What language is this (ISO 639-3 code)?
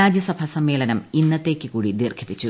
mal